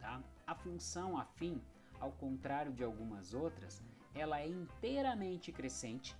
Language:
Portuguese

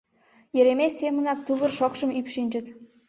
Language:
Mari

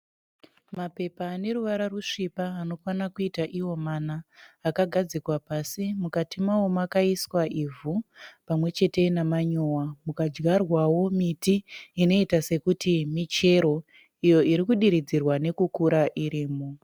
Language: Shona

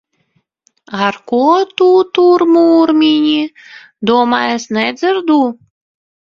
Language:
Latvian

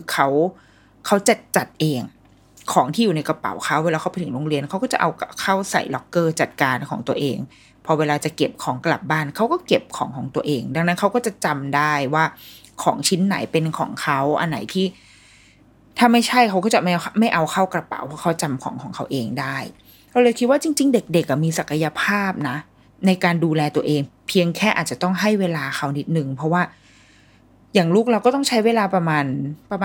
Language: Thai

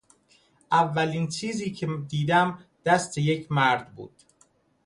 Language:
Persian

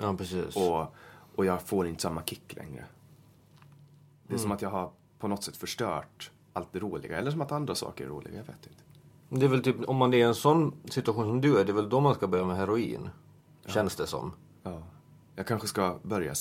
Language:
Swedish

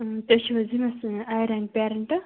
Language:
Kashmiri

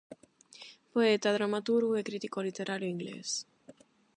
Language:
Galician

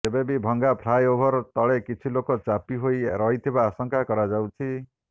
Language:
Odia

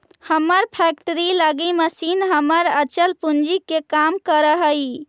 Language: Magahi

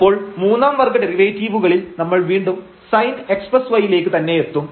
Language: Malayalam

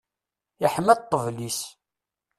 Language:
Kabyle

